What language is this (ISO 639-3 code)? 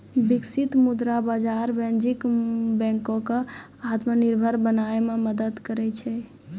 mai